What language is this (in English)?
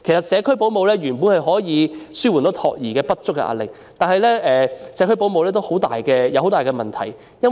Cantonese